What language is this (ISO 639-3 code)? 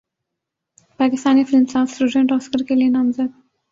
urd